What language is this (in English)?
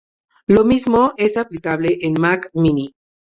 Spanish